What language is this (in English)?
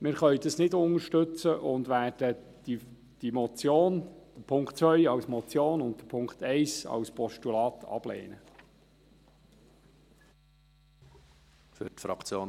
Swiss German